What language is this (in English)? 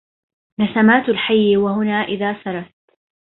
Arabic